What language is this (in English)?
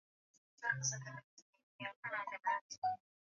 Swahili